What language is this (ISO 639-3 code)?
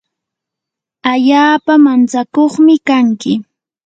qur